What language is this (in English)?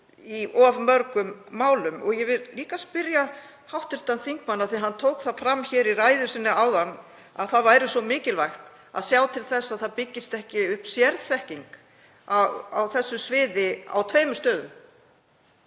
Icelandic